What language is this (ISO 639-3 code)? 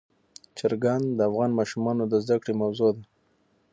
pus